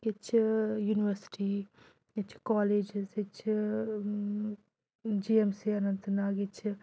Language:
Kashmiri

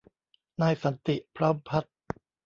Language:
Thai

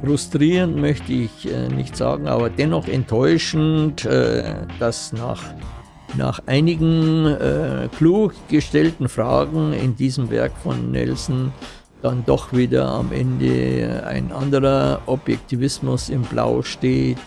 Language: German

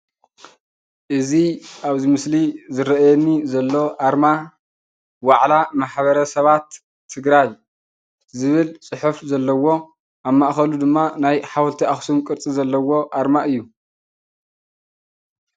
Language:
Tigrinya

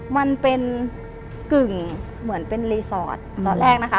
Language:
Thai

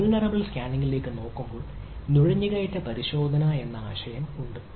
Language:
Malayalam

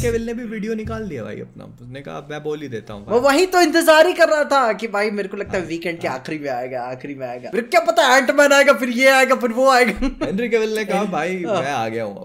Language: Hindi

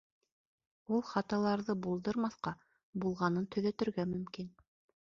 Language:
Bashkir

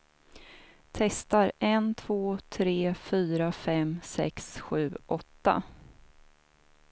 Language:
Swedish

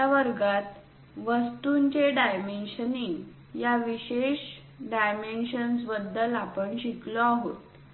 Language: Marathi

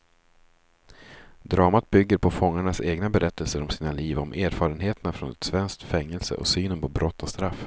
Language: Swedish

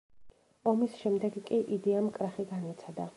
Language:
Georgian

